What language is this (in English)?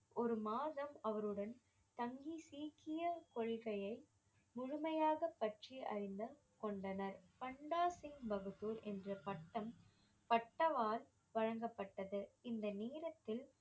Tamil